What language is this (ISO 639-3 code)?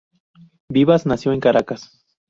spa